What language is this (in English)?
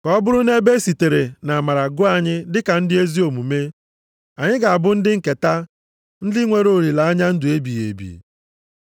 Igbo